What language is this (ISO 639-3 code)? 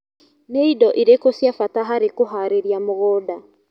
kik